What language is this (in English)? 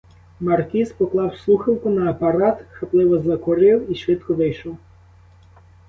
Ukrainian